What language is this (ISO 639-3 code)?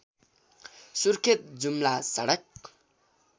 nep